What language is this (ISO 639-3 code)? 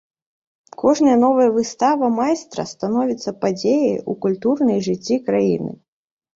bel